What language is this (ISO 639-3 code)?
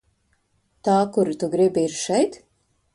lav